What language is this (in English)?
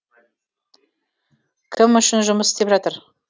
Kazakh